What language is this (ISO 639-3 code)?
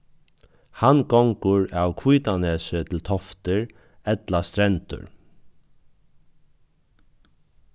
fao